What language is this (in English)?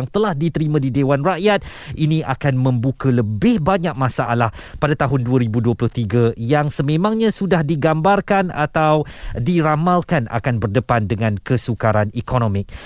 Malay